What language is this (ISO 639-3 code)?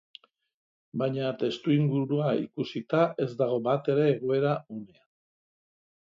eus